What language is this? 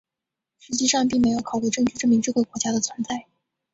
Chinese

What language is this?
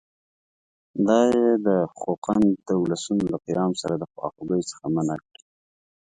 Pashto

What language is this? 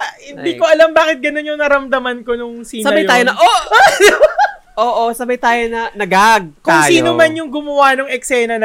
Filipino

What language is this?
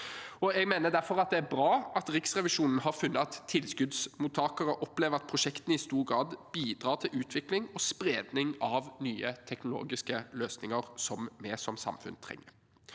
Norwegian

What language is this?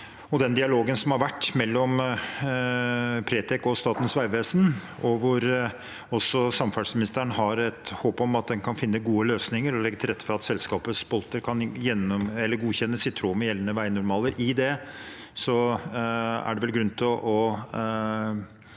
Norwegian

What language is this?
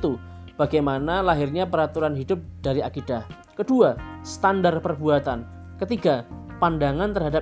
Indonesian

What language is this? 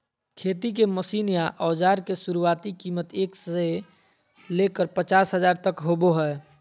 Magahi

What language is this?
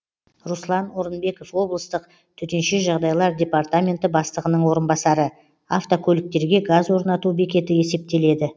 Kazakh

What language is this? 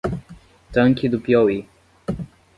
Portuguese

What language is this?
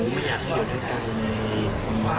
Thai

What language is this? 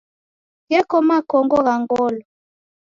Taita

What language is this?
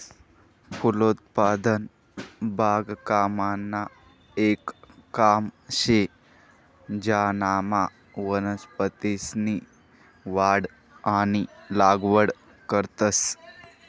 Marathi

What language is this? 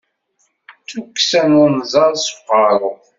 Kabyle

